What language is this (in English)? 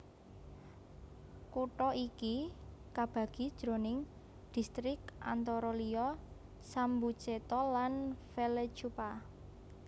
Javanese